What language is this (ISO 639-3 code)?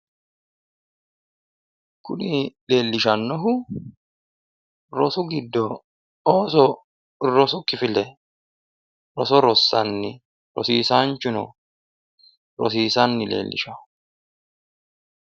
sid